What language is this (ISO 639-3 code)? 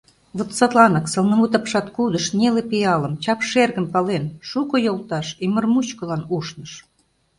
chm